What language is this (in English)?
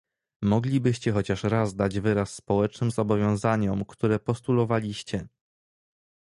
Polish